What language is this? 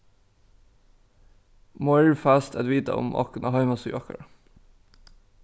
Faroese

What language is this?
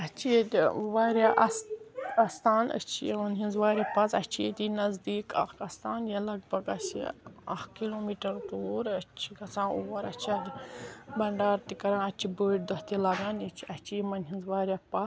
Kashmiri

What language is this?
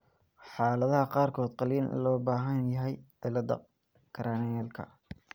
Somali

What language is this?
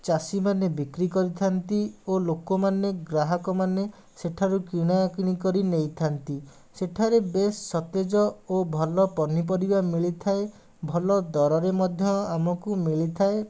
Odia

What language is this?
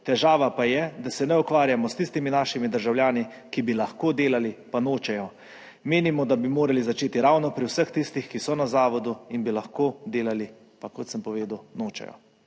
Slovenian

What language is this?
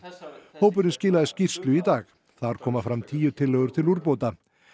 Icelandic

